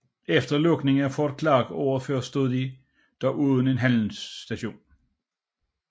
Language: Danish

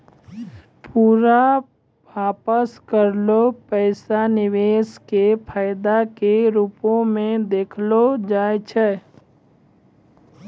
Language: Maithili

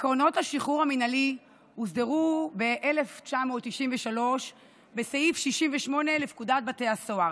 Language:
Hebrew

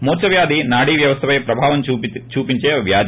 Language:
Telugu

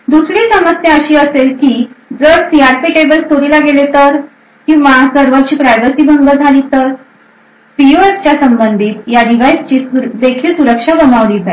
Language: Marathi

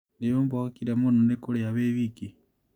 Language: Kikuyu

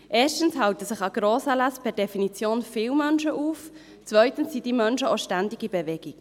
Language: Swiss German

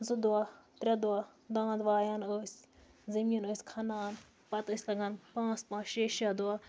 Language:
Kashmiri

